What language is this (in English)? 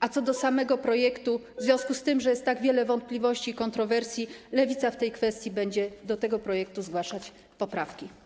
Polish